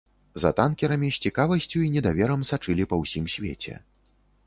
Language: Belarusian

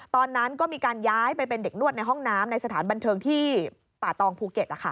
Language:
Thai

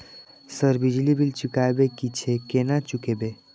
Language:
Maithili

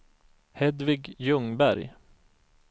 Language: Swedish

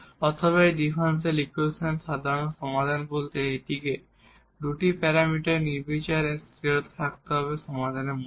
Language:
Bangla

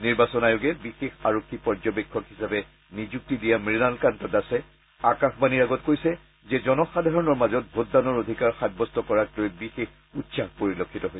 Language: Assamese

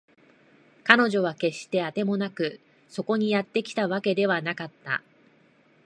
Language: Japanese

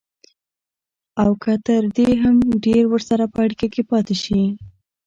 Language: Pashto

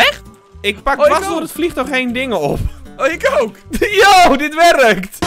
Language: Dutch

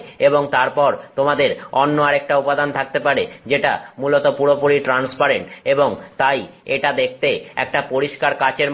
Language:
Bangla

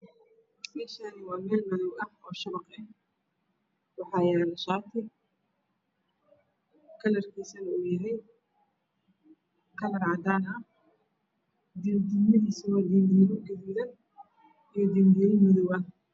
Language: Somali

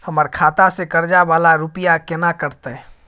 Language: Maithili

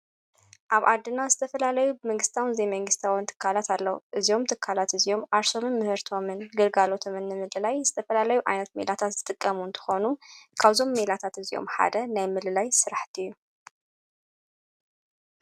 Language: Tigrinya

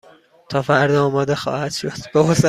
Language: Persian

